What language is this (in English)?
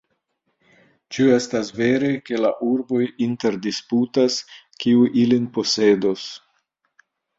Esperanto